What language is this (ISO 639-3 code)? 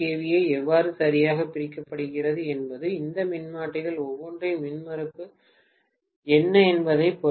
tam